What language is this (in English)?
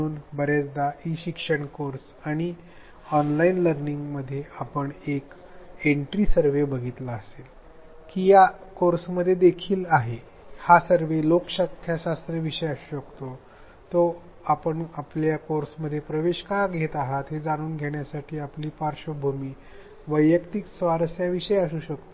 Marathi